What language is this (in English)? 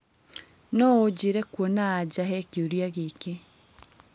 Kikuyu